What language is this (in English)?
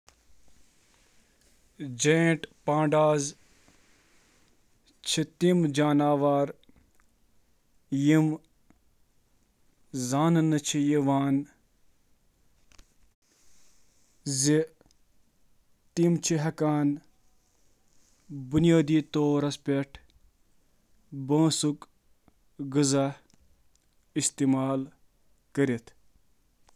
Kashmiri